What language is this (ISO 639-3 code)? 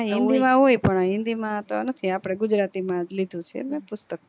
guj